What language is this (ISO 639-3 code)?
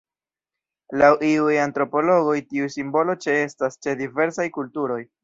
epo